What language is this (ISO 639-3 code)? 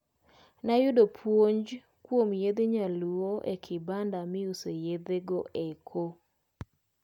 luo